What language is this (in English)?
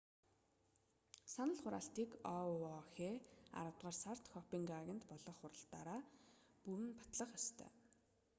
Mongolian